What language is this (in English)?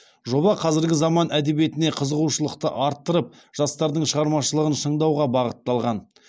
Kazakh